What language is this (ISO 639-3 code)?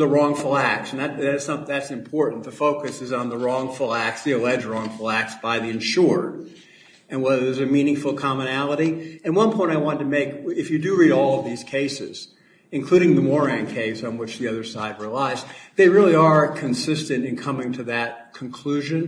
eng